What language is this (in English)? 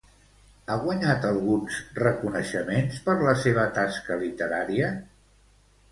Catalan